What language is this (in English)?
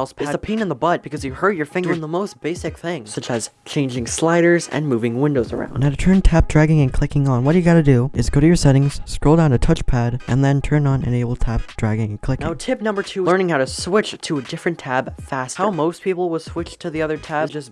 English